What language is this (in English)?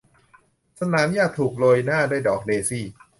Thai